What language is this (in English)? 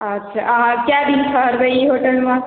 Maithili